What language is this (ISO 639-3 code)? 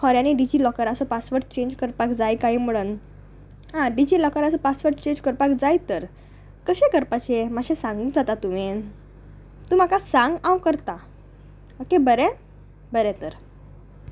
kok